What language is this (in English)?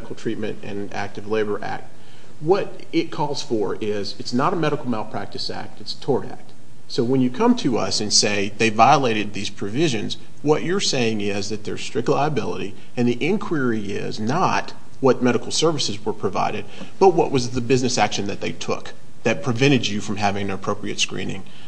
English